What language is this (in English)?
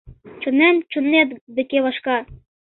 Mari